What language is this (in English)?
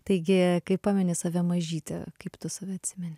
Lithuanian